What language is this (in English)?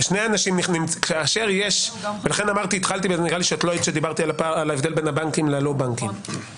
Hebrew